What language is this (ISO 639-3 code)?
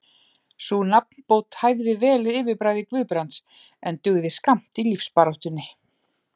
isl